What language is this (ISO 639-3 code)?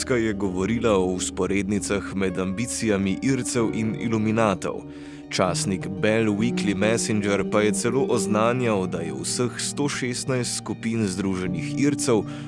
slv